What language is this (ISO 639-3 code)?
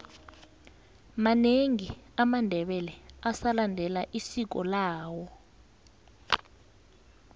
nbl